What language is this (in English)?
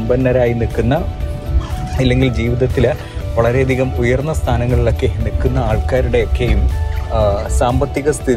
Malayalam